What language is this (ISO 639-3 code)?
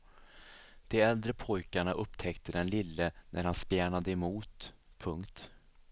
swe